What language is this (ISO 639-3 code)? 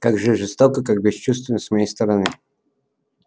rus